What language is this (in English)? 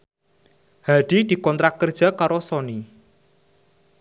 Javanese